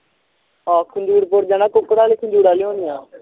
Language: Punjabi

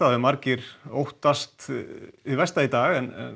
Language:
Icelandic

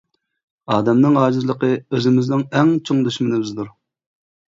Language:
Uyghur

